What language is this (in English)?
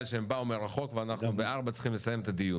Hebrew